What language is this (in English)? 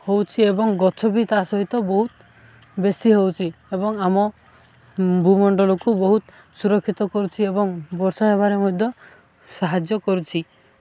Odia